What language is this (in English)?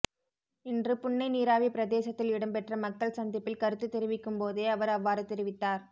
Tamil